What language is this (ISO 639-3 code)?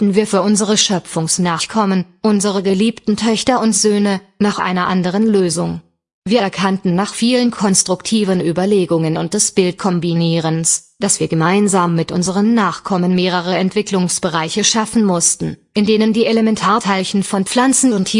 deu